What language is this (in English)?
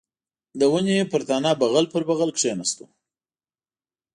Pashto